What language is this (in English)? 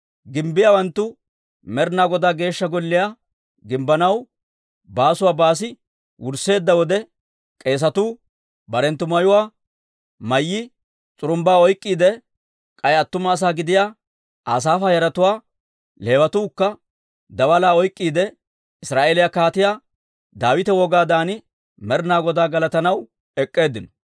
Dawro